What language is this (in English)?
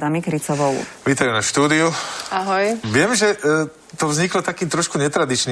Slovak